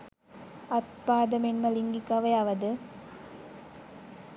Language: Sinhala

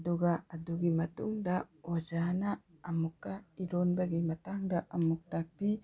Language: Manipuri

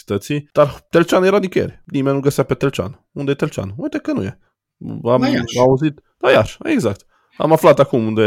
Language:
Romanian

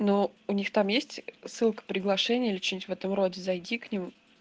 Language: Russian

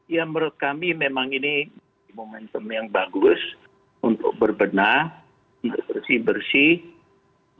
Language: Indonesian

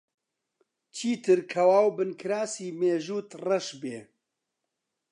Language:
Central Kurdish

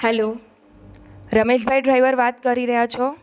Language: Gujarati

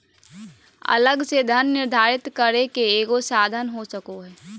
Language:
Magahi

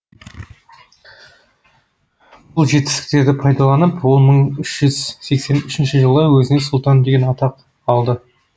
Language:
Kazakh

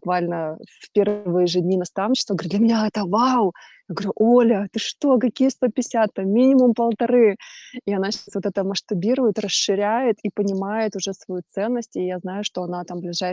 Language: Russian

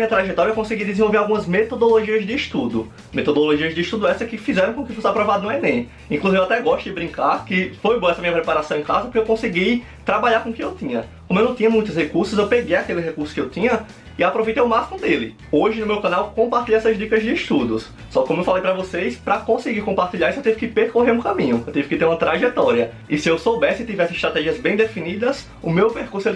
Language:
Portuguese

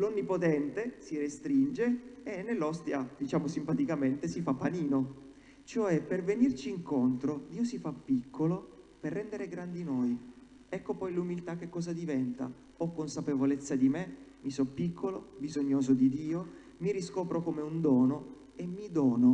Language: Italian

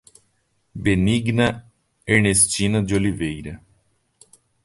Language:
Portuguese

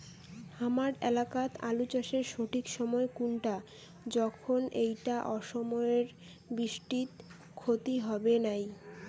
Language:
Bangla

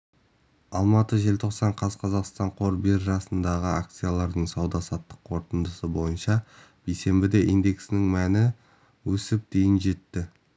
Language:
Kazakh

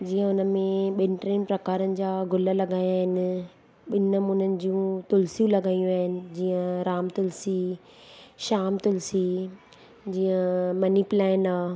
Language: Sindhi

